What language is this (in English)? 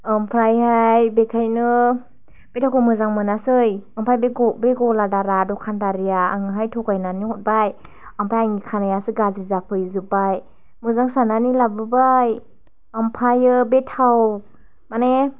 Bodo